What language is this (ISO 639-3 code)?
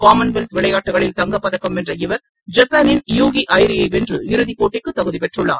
tam